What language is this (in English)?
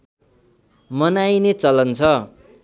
Nepali